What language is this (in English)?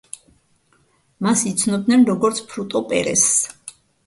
Georgian